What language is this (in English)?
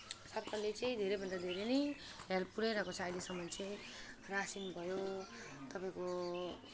Nepali